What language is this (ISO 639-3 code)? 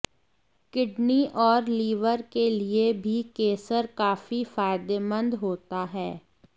hin